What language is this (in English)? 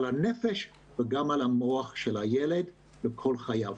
Hebrew